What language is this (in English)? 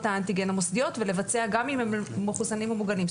Hebrew